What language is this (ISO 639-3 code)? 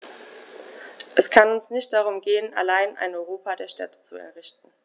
deu